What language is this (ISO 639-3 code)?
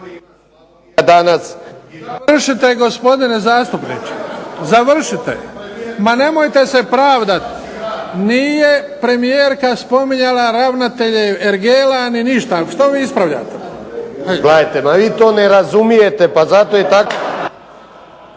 hrv